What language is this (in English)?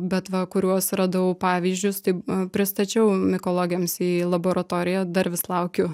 Lithuanian